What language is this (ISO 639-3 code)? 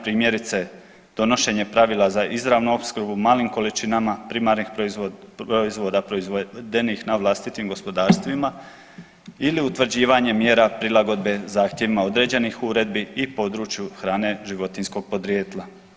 hrv